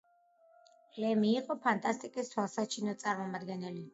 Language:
Georgian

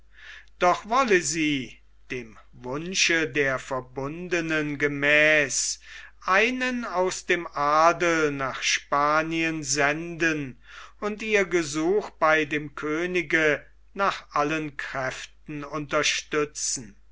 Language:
German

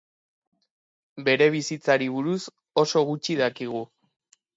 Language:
Basque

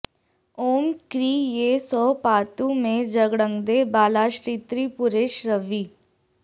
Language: Sanskrit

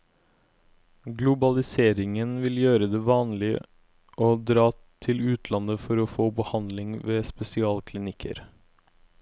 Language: Norwegian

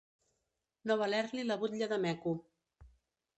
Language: Catalan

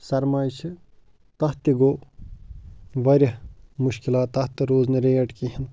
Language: Kashmiri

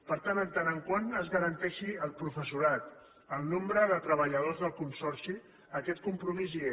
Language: Catalan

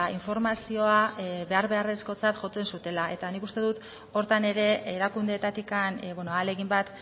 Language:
Basque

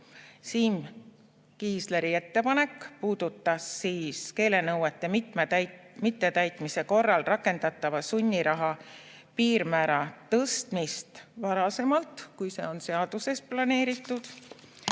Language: Estonian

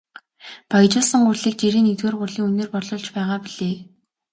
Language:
Mongolian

